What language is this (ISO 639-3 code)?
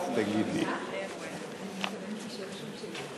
heb